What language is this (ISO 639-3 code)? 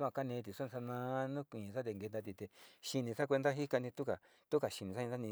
xti